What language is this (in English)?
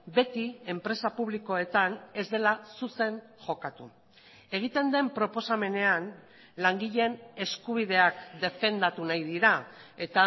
Basque